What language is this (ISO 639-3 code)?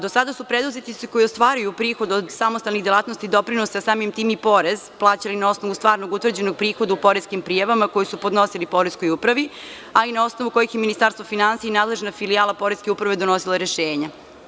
srp